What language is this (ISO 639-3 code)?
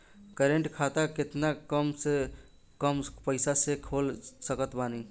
bho